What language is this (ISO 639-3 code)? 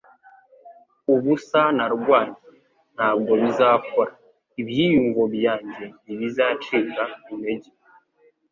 kin